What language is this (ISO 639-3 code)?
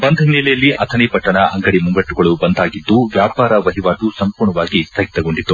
kan